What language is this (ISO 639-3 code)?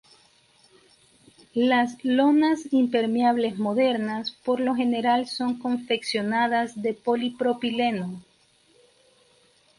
spa